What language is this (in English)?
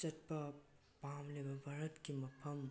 Manipuri